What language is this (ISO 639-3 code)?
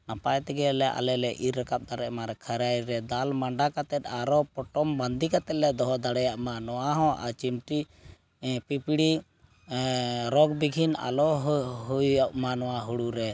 sat